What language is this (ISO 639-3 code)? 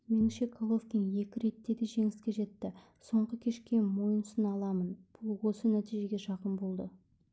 kaz